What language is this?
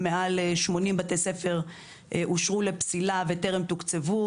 Hebrew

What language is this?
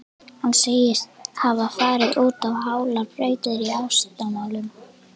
Icelandic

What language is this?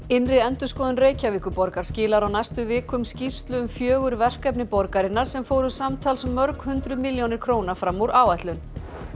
Icelandic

